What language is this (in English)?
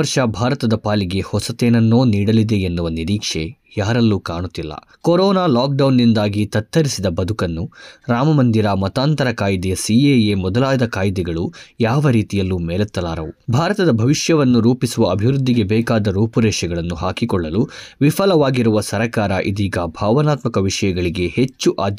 Kannada